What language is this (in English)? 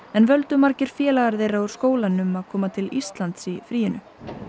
Icelandic